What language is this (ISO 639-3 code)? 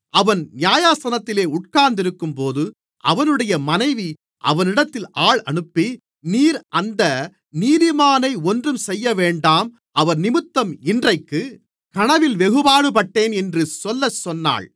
tam